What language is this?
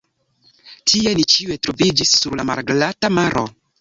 Esperanto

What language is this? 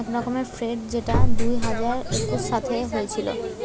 Bangla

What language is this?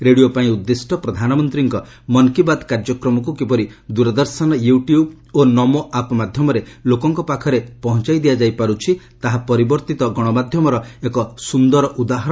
Odia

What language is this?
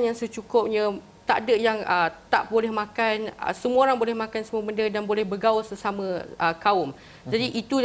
Malay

